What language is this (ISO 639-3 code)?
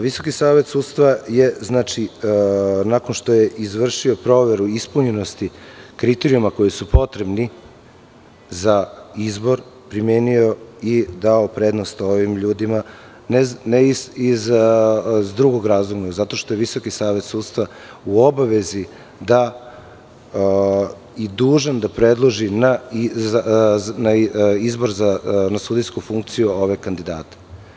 srp